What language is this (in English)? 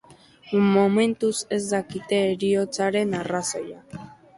Basque